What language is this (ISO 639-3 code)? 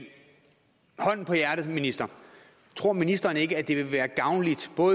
dan